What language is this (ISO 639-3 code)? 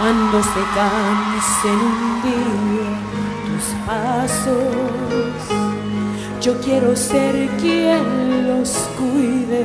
spa